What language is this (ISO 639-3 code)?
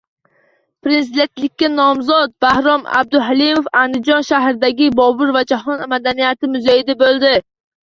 uzb